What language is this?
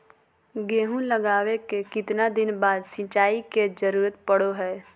Magahi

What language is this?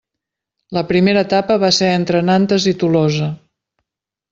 Catalan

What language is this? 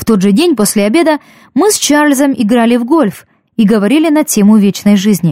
Russian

